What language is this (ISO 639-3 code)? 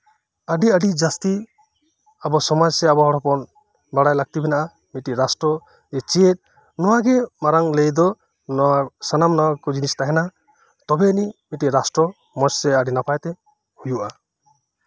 sat